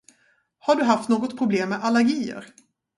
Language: Swedish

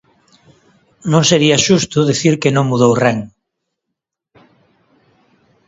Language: Galician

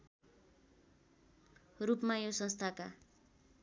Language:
Nepali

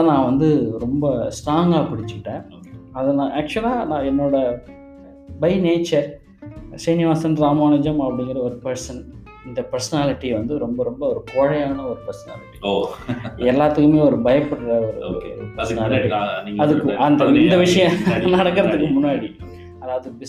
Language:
Tamil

